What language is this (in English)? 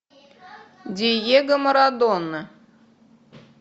Russian